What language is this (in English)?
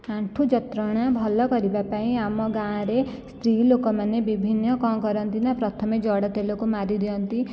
Odia